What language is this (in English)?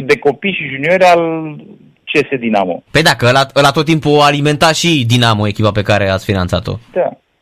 Romanian